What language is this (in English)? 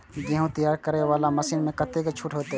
Maithili